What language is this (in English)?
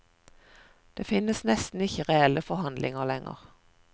Norwegian